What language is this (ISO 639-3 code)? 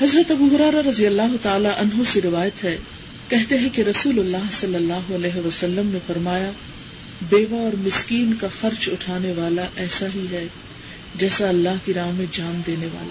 urd